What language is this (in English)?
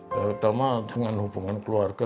Indonesian